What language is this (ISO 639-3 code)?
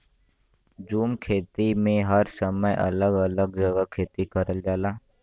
bho